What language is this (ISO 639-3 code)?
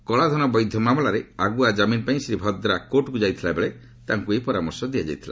ori